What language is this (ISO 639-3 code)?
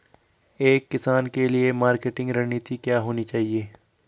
hin